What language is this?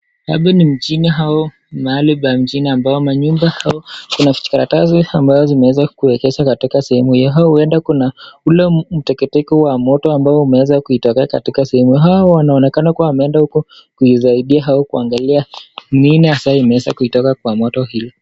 Swahili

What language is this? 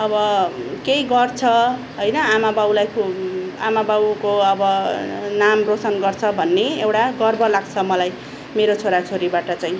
Nepali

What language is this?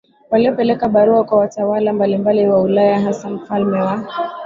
Swahili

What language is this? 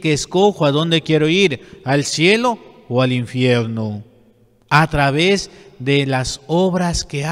Spanish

